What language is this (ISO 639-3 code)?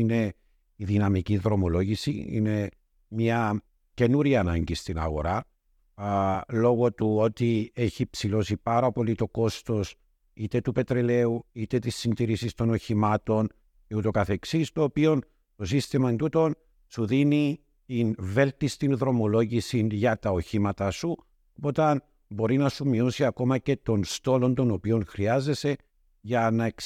ell